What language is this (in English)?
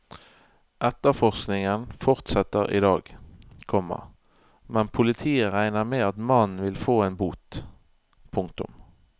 Norwegian